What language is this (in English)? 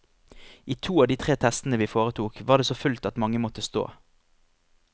Norwegian